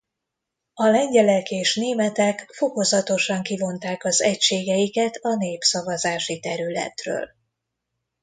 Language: Hungarian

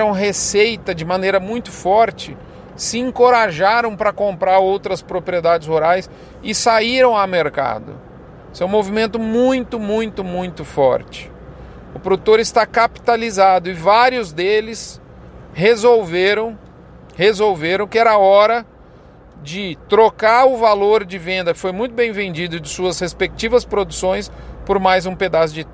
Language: Portuguese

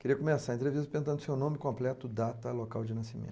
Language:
Portuguese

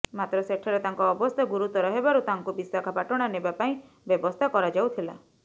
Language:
Odia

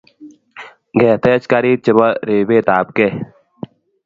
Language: Kalenjin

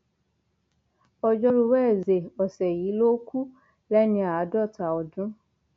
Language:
Yoruba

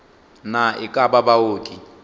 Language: Northern Sotho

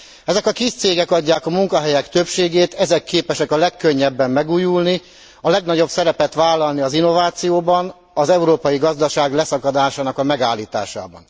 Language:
Hungarian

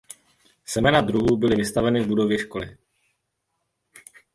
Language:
Czech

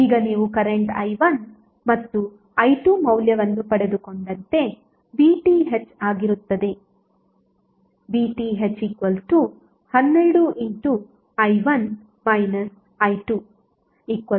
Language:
Kannada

